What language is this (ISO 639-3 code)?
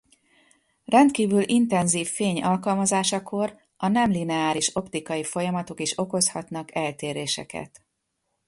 hun